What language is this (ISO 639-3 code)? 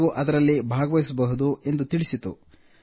kan